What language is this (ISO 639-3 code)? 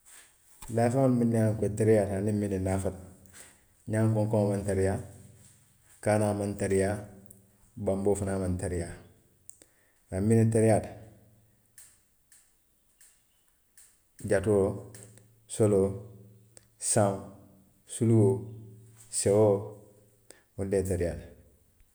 mlq